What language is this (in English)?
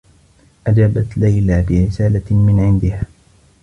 Arabic